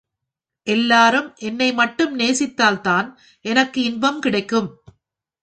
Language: Tamil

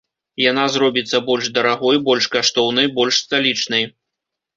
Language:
Belarusian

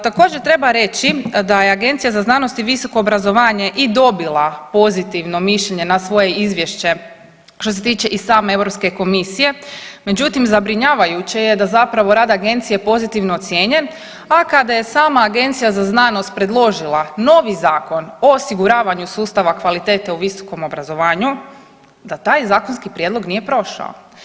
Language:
Croatian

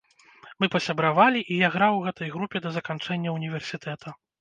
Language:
Belarusian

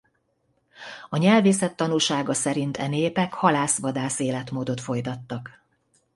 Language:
Hungarian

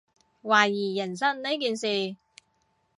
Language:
Cantonese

